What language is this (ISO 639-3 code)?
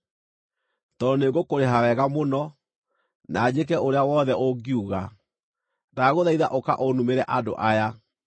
kik